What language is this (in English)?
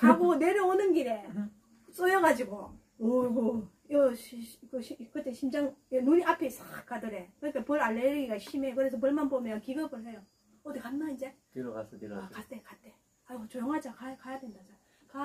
Korean